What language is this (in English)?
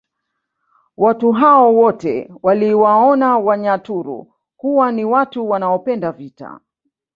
Swahili